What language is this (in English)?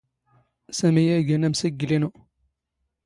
Standard Moroccan Tamazight